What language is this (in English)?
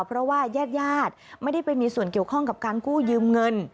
Thai